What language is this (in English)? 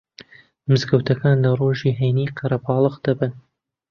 Central Kurdish